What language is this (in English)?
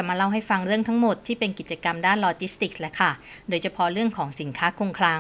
Thai